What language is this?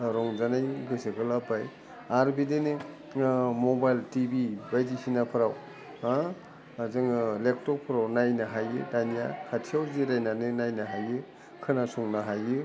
Bodo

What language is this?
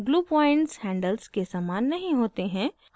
Hindi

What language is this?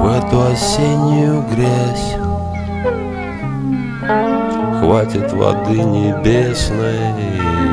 Russian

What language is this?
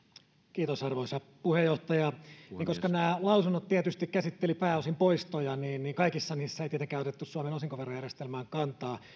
Finnish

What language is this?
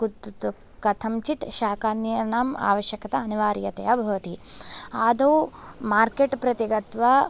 Sanskrit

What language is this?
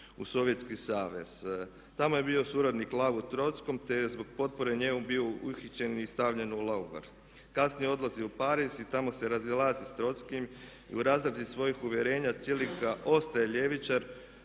Croatian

